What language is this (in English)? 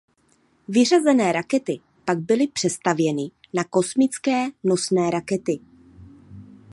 Czech